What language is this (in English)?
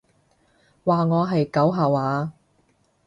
Cantonese